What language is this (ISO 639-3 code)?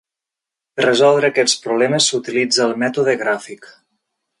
cat